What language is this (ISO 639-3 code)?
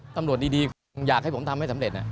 tha